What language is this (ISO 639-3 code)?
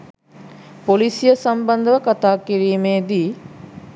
sin